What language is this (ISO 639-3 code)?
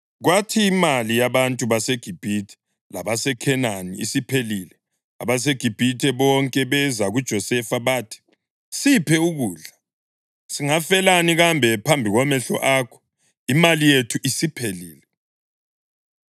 nde